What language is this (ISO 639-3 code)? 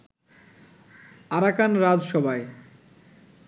ben